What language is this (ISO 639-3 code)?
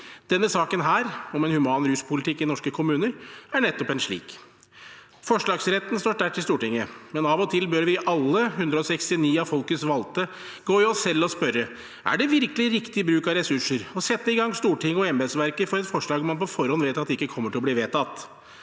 nor